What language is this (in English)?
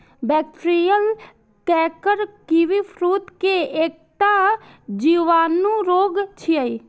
Maithili